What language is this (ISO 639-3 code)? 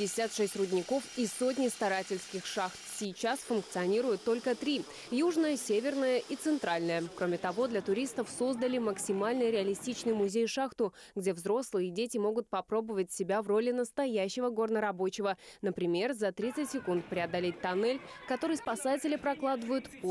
rus